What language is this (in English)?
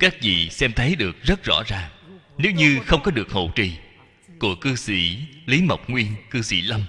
Vietnamese